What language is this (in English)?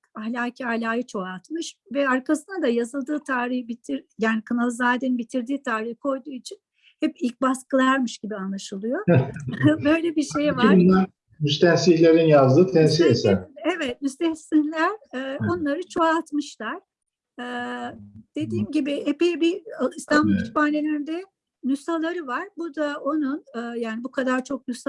Turkish